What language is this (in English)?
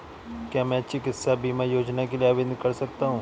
Hindi